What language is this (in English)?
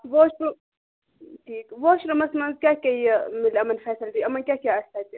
Kashmiri